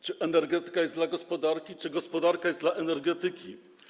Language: Polish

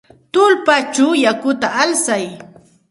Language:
Santa Ana de Tusi Pasco Quechua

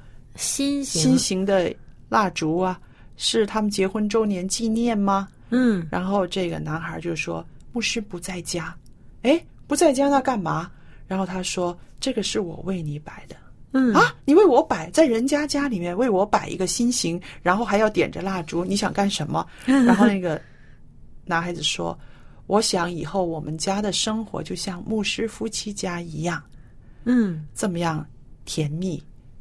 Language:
Chinese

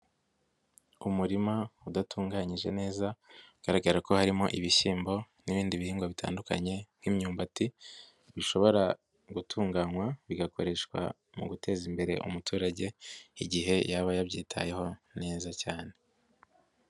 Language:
Kinyarwanda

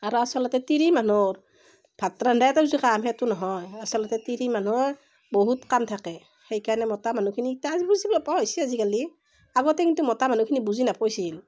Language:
Assamese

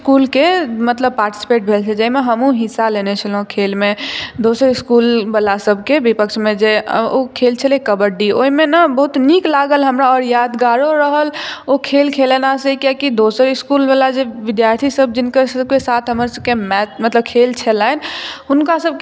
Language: Maithili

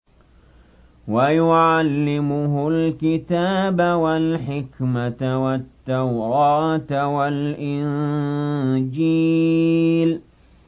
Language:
Arabic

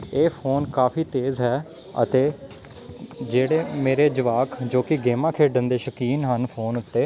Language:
Punjabi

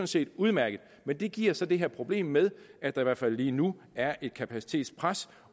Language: Danish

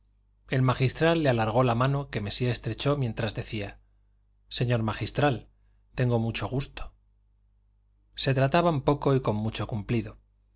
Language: Spanish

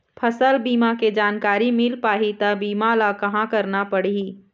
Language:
Chhattisgarhi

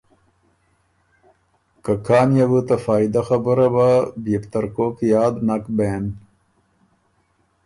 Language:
Ormuri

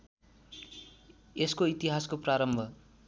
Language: Nepali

